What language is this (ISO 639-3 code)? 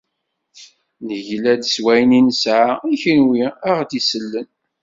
kab